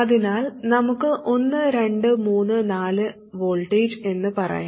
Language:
Malayalam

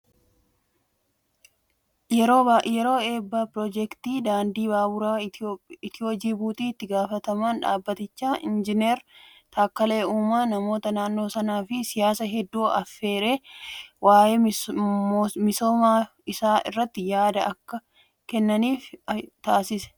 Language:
Oromo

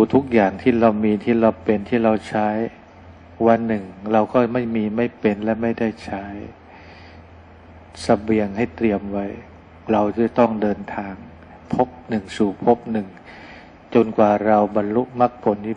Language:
Thai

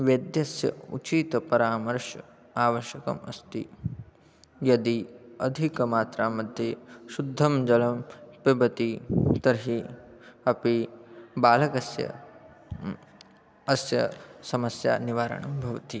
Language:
Sanskrit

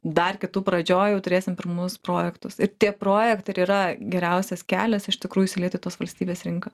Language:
Lithuanian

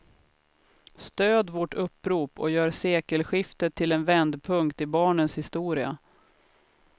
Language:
Swedish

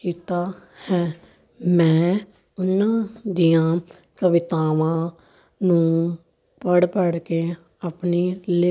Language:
Punjabi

